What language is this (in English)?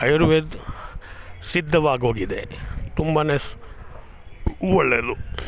Kannada